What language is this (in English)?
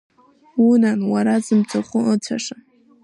Abkhazian